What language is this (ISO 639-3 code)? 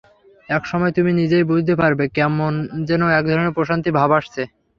ben